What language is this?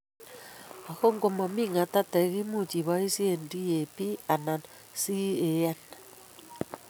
Kalenjin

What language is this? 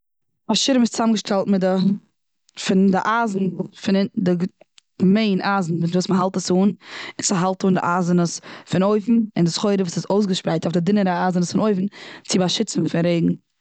Yiddish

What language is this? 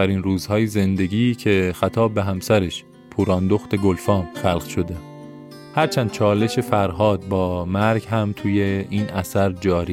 Persian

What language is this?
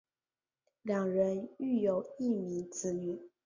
Chinese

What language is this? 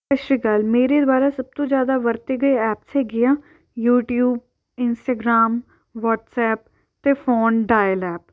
Punjabi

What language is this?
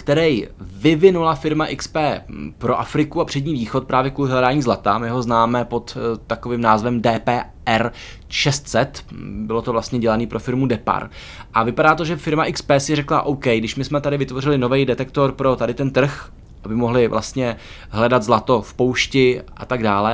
Czech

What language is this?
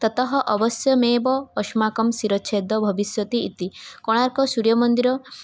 Sanskrit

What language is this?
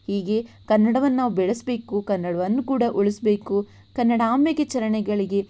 Kannada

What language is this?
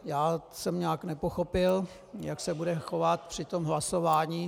Czech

